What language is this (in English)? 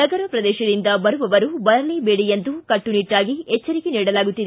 Kannada